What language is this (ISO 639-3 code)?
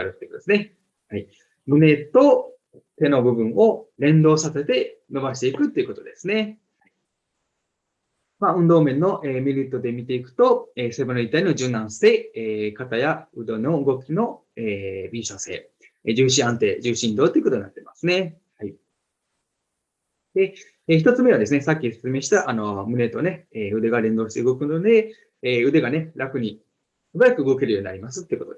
jpn